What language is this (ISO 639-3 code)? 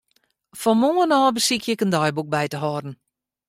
fry